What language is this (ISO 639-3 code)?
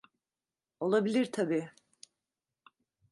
tur